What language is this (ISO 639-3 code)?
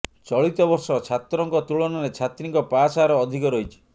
ori